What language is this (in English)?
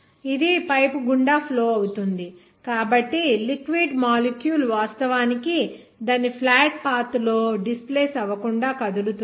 Telugu